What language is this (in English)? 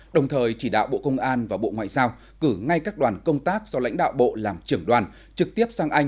Vietnamese